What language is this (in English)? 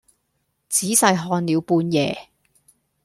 Cantonese